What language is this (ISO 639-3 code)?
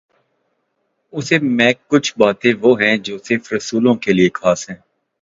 urd